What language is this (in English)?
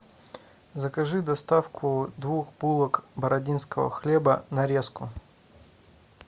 Russian